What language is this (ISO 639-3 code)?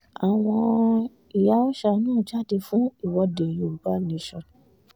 yor